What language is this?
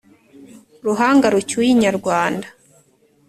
Kinyarwanda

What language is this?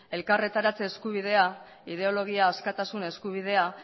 Basque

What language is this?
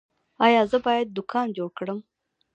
Pashto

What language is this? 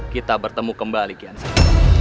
Indonesian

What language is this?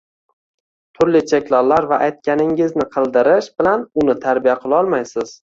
Uzbek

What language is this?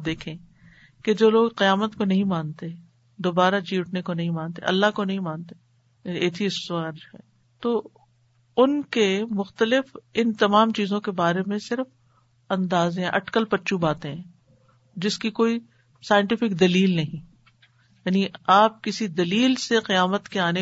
Urdu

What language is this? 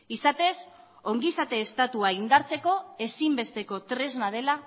Basque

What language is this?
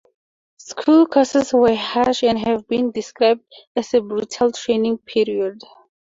English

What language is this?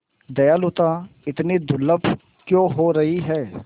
Hindi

